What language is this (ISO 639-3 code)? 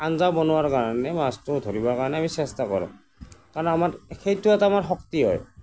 asm